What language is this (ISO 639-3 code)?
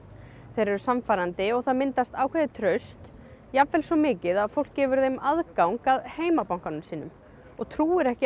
isl